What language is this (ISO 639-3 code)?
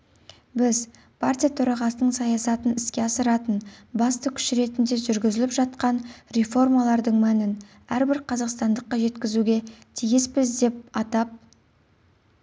kaz